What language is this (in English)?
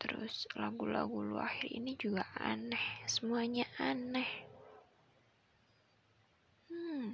Indonesian